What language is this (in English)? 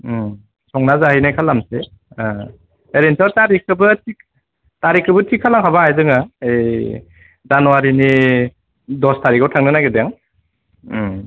Bodo